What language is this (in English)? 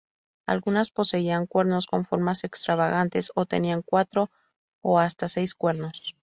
Spanish